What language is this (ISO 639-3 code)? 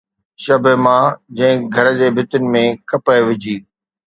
snd